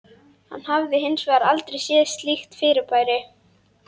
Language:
Icelandic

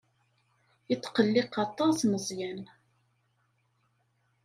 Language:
Kabyle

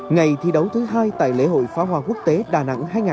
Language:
Vietnamese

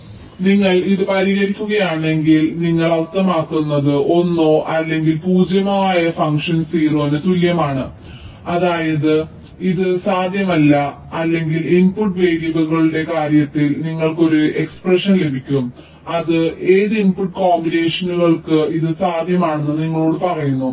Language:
Malayalam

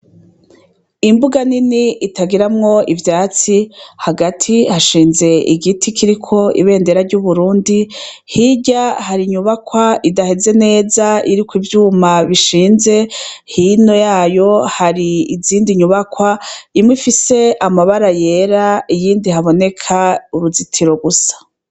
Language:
Rundi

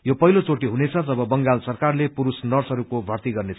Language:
Nepali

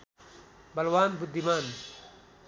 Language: Nepali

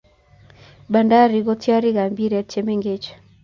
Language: Kalenjin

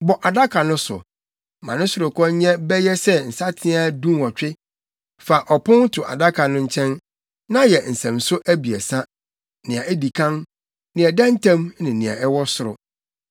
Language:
Akan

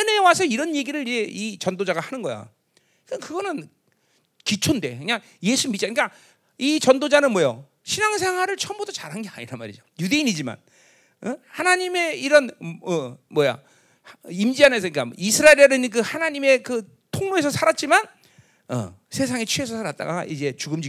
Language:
Korean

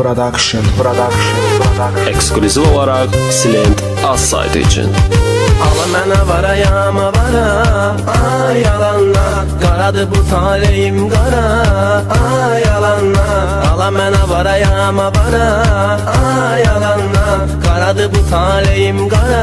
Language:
Turkish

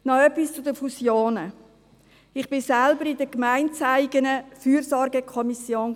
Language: Swiss German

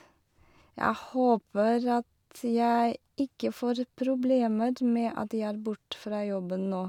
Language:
Norwegian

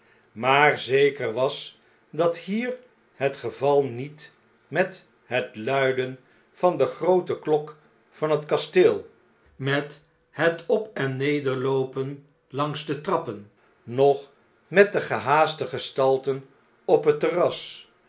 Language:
Dutch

